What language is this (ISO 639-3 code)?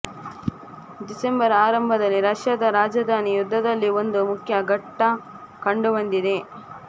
kan